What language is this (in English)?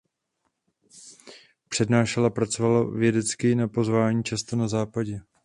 Czech